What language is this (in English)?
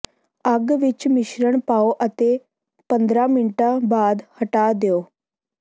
Punjabi